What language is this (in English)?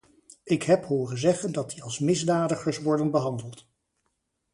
Dutch